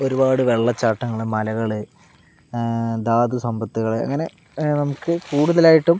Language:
Malayalam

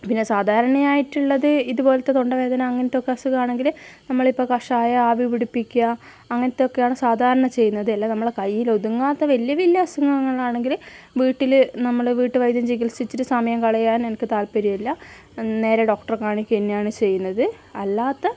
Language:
Malayalam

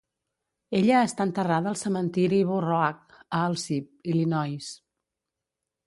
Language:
Catalan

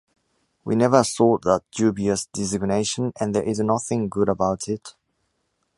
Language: English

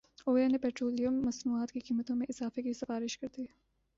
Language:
Urdu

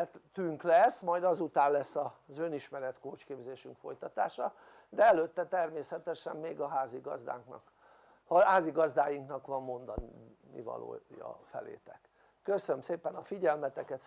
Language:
Hungarian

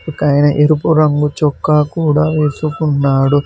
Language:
Telugu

